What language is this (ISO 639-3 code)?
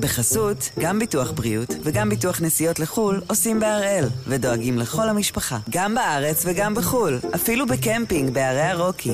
heb